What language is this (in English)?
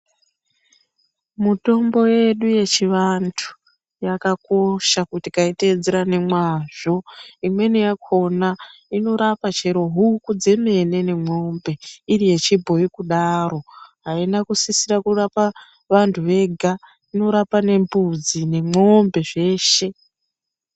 Ndau